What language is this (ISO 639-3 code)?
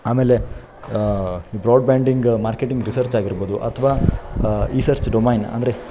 kan